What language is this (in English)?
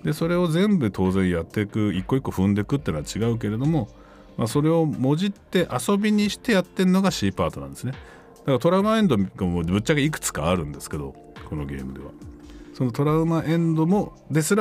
Japanese